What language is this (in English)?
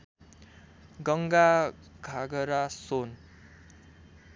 Nepali